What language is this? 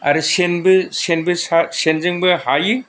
Bodo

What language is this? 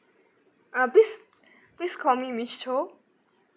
English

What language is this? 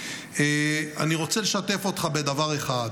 Hebrew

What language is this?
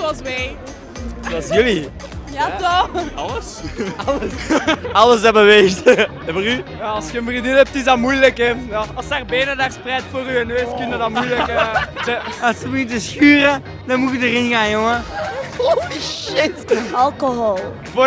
Dutch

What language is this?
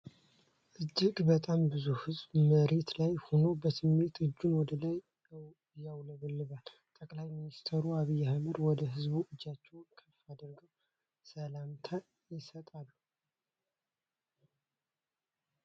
Amharic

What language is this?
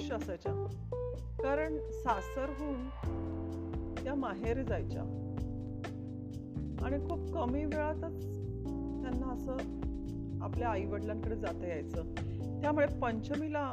Marathi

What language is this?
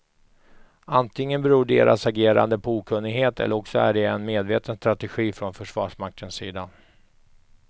Swedish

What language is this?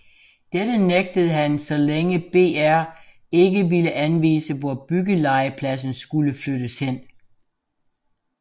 Danish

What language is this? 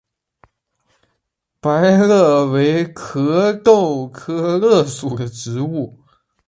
Chinese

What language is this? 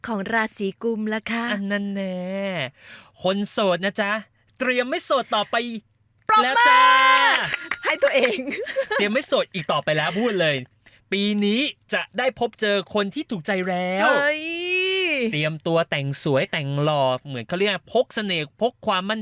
Thai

